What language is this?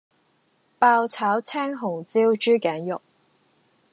Cantonese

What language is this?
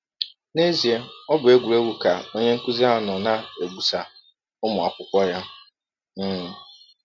Igbo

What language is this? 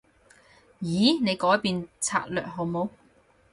Cantonese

